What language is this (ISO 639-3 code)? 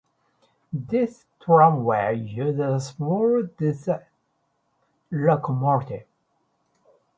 eng